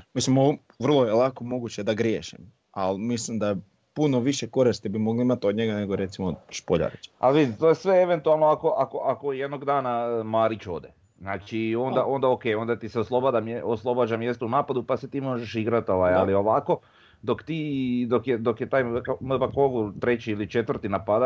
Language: Croatian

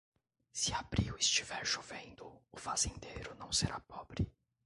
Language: Portuguese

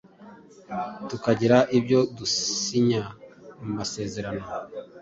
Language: Kinyarwanda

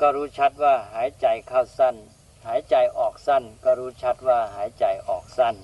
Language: Thai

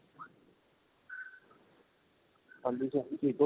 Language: Punjabi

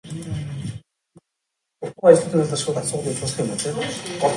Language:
Mongolian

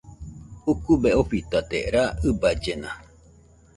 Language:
Nüpode Huitoto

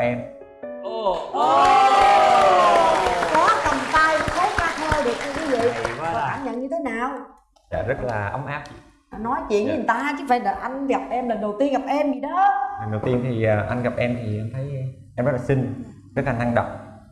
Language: Vietnamese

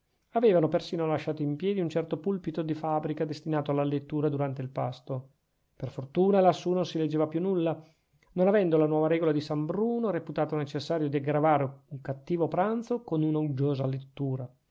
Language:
Italian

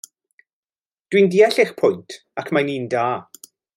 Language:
Welsh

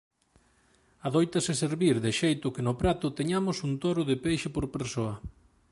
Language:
Galician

